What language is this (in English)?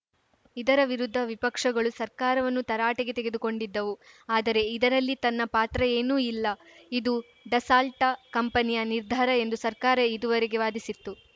Kannada